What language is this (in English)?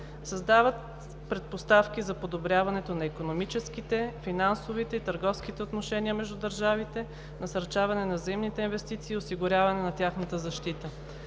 Bulgarian